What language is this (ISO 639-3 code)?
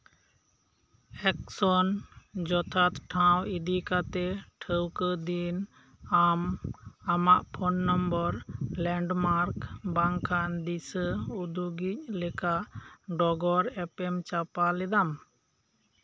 sat